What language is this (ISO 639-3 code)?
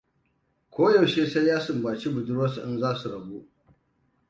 hau